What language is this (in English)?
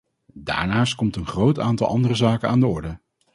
Dutch